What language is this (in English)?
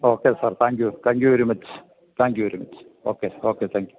Malayalam